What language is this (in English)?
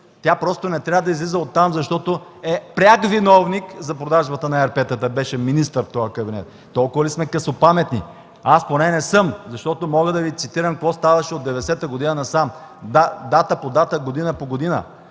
Bulgarian